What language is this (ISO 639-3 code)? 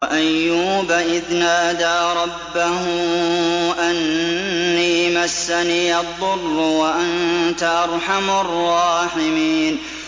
ara